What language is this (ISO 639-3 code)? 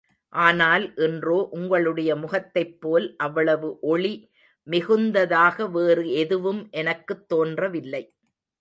tam